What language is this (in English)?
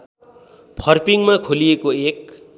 Nepali